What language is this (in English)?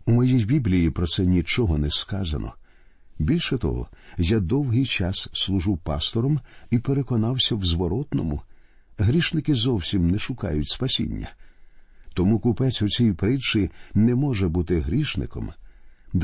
Ukrainian